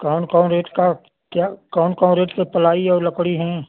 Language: Hindi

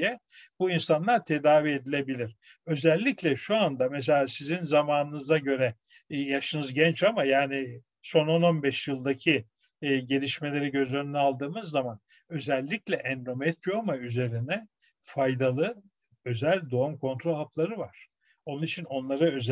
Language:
Turkish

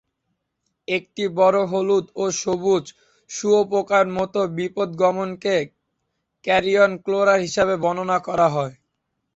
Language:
Bangla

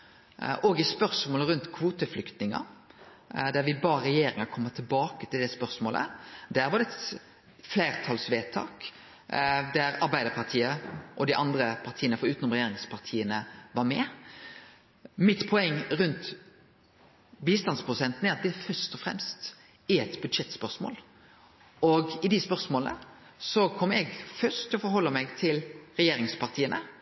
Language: Norwegian Nynorsk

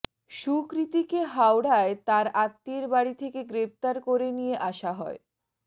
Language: Bangla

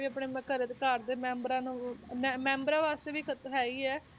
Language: Punjabi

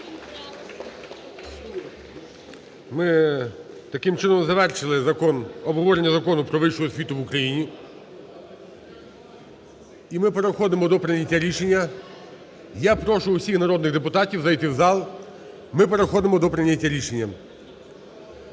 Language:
Ukrainian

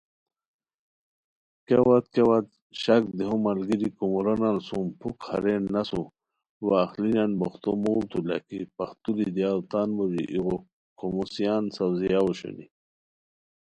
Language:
Khowar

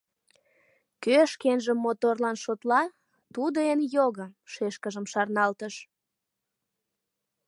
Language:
Mari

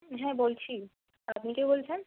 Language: Bangla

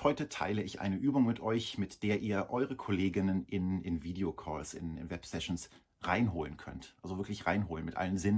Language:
German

